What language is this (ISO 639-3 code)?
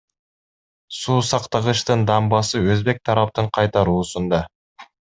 kir